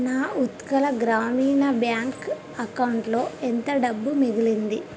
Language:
Telugu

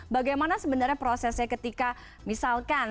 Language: Indonesian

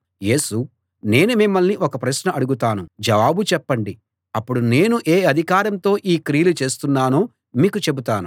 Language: Telugu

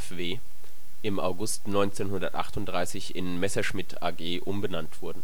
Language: German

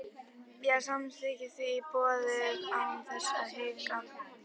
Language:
Icelandic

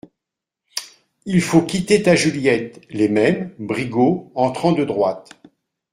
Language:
French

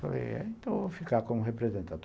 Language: Portuguese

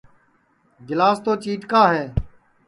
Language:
Sansi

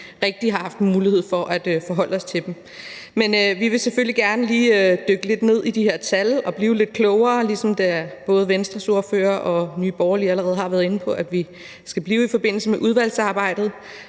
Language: Danish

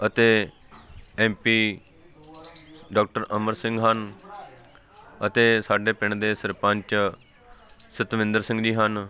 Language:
Punjabi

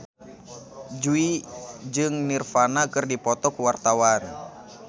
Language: Sundanese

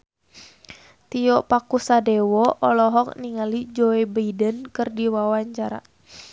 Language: Sundanese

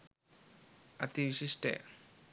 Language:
Sinhala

